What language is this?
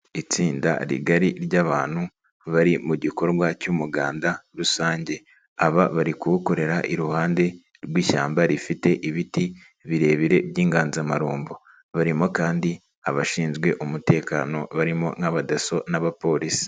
Kinyarwanda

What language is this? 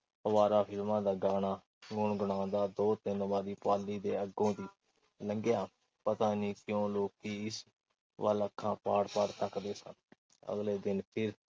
Punjabi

